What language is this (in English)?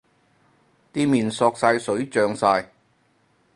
Cantonese